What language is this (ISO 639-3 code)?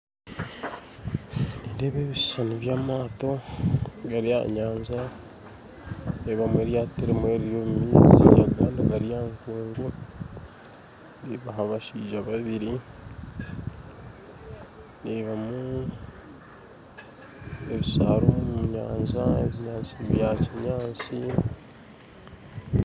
nyn